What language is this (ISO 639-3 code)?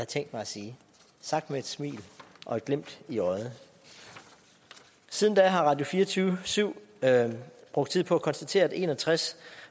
dan